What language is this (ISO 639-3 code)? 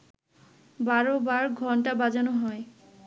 ben